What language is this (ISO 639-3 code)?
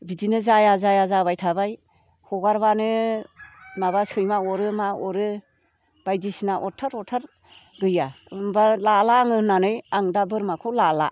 brx